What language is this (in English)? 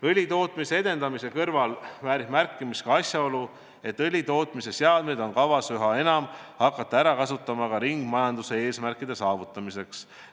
Estonian